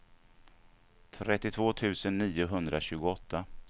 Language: Swedish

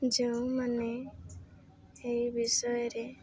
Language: Odia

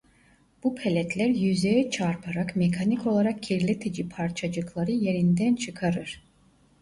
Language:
Turkish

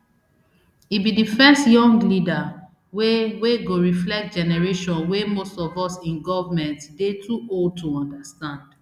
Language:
Nigerian Pidgin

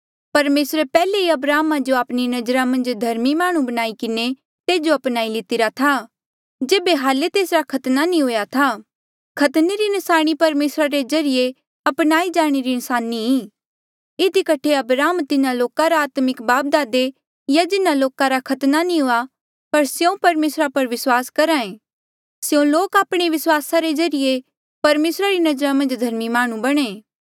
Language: Mandeali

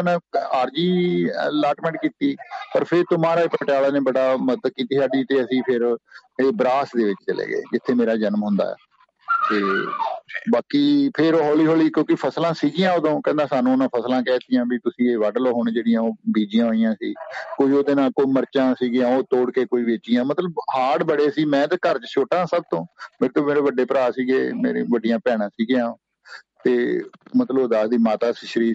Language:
Punjabi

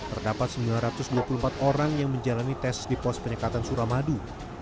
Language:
Indonesian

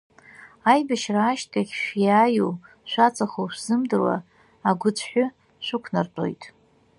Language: Abkhazian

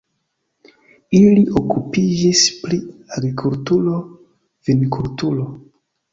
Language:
Esperanto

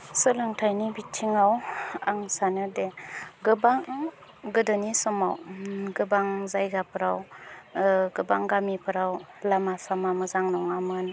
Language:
Bodo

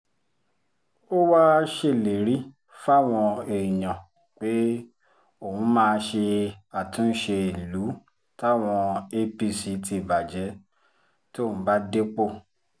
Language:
Yoruba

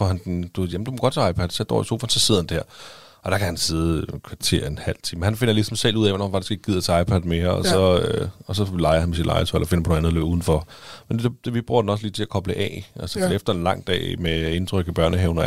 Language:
Danish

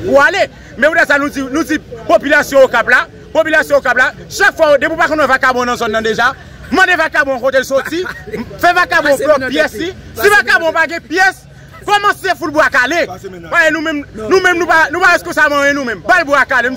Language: French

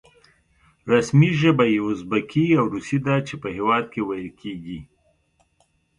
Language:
Pashto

